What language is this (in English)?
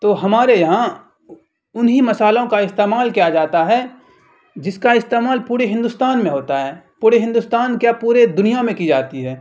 Urdu